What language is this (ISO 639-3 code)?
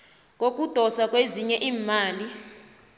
nbl